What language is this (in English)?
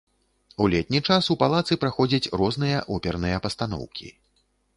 Belarusian